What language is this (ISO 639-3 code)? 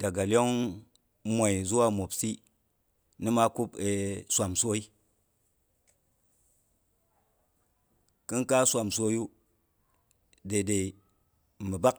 bux